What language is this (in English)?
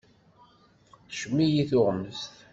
Kabyle